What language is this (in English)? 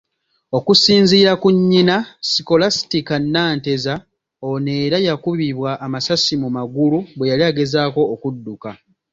Ganda